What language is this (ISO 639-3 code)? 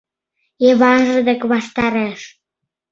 chm